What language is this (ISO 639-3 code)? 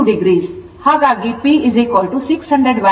kan